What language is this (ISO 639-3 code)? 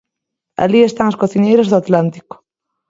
glg